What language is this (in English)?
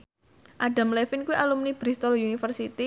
Javanese